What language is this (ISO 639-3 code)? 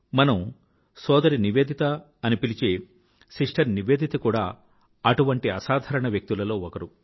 tel